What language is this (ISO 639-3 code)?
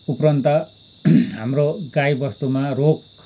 nep